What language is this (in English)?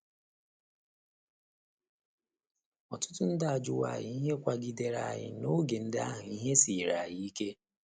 Igbo